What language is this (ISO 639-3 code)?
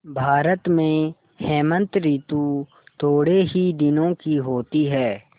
hin